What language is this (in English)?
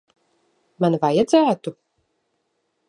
Latvian